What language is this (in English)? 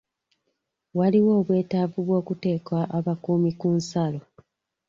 Ganda